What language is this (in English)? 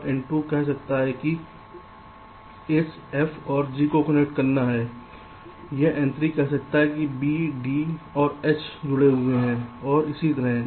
Hindi